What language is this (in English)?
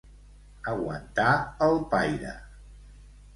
Catalan